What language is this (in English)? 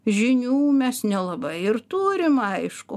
Lithuanian